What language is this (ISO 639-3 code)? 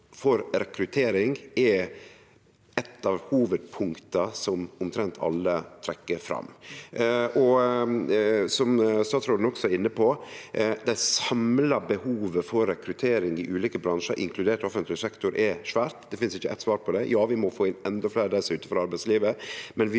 nor